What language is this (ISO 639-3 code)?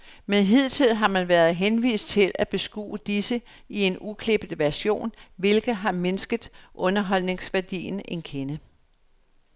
dan